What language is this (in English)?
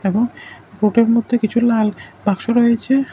Bangla